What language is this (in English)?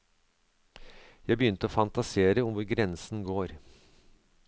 Norwegian